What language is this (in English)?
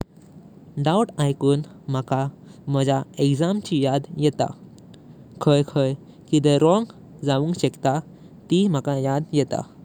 Konkani